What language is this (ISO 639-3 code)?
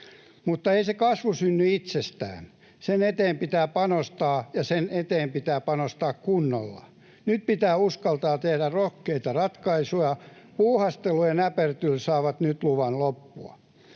fin